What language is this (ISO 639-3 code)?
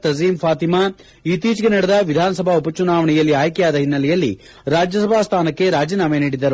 kan